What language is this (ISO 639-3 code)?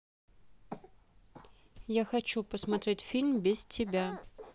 rus